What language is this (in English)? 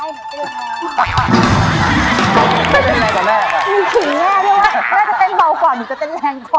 Thai